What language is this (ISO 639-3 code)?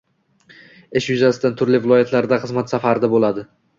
uzb